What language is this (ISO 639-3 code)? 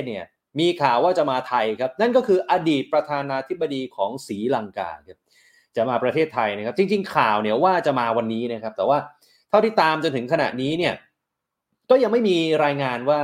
tha